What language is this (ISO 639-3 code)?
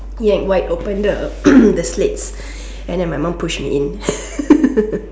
eng